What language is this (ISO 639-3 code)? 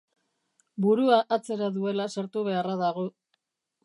eus